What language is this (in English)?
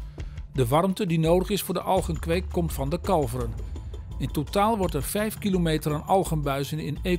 Dutch